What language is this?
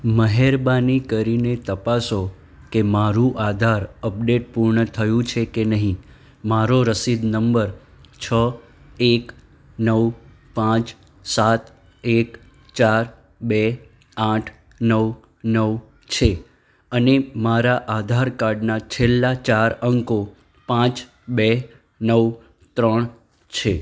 Gujarati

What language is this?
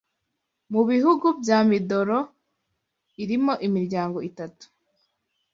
Kinyarwanda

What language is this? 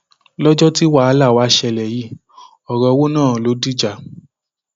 Yoruba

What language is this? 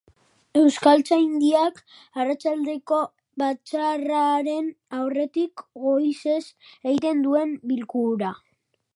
Basque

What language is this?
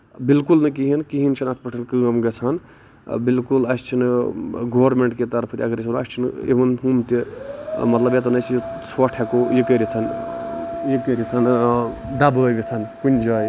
Kashmiri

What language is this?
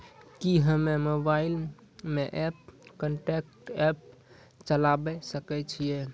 Maithili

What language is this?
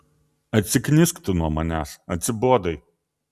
Lithuanian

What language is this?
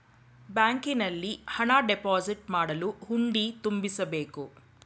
Kannada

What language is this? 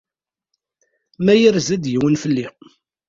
Kabyle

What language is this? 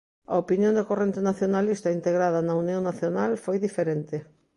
Galician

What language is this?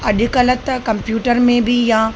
Sindhi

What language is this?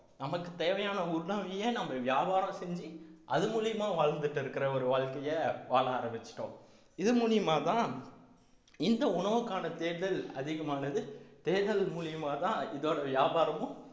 Tamil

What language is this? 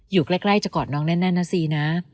Thai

